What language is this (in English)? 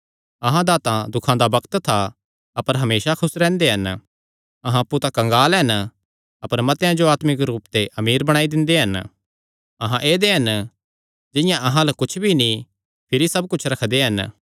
Kangri